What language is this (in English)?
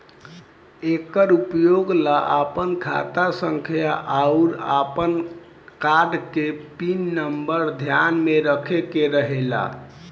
Bhojpuri